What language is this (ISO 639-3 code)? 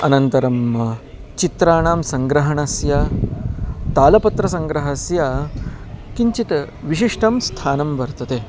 san